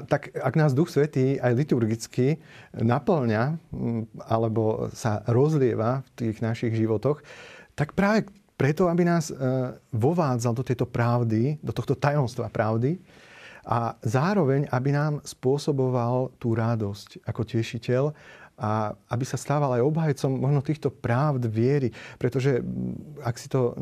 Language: Slovak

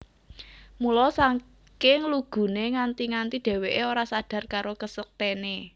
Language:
Javanese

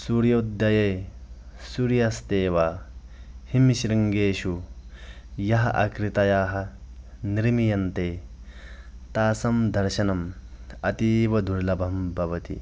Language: Sanskrit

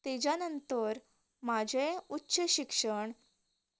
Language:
Konkani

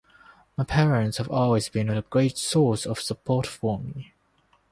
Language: English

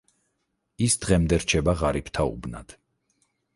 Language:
Georgian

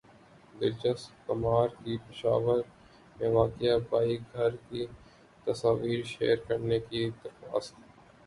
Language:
Urdu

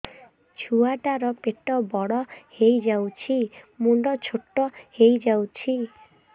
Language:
Odia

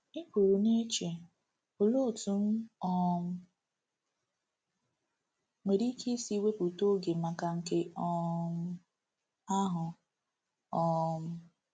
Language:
Igbo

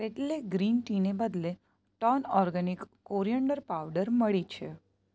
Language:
Gujarati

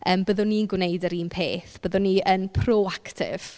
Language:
Welsh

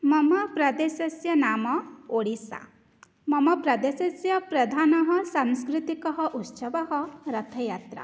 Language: Sanskrit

